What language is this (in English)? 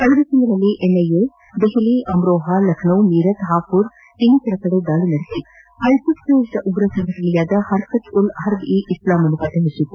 Kannada